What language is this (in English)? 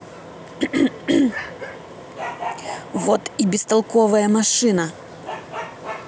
Russian